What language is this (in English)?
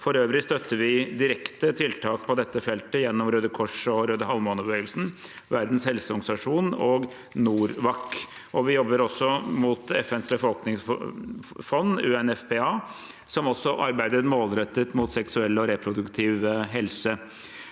Norwegian